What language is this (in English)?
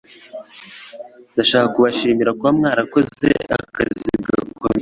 Kinyarwanda